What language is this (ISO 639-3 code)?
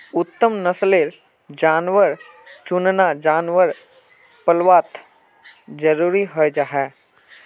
mag